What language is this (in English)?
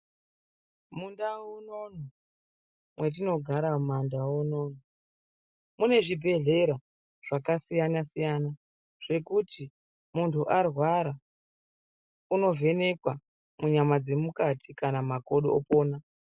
Ndau